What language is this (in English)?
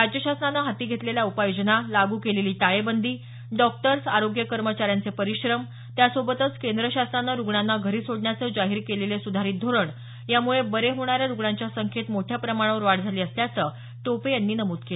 Marathi